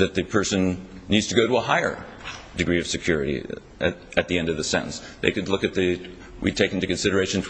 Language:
English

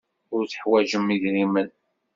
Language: Kabyle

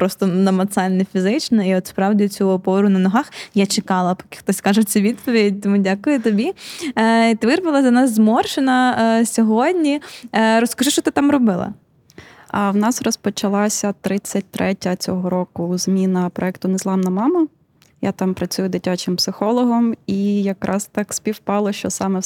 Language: Ukrainian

